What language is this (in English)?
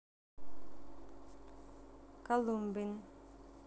Russian